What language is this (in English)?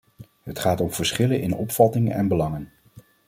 Dutch